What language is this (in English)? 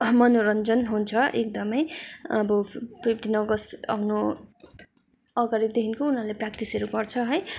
Nepali